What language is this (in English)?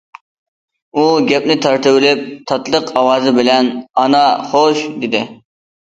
Uyghur